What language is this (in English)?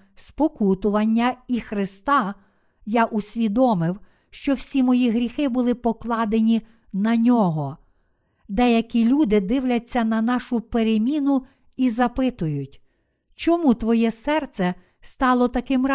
Ukrainian